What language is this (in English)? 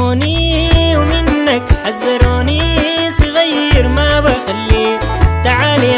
Arabic